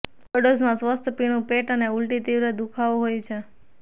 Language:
Gujarati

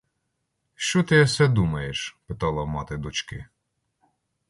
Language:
Ukrainian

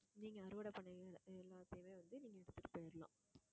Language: Tamil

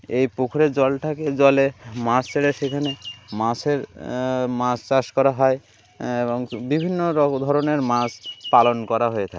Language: Bangla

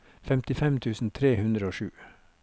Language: Norwegian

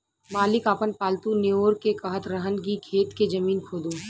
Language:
Bhojpuri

